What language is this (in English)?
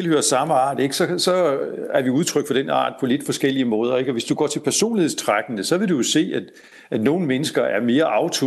Danish